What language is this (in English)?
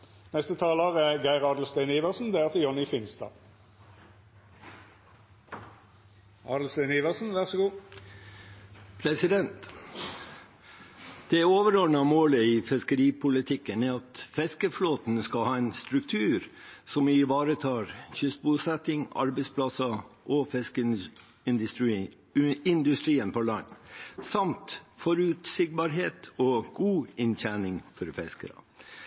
Norwegian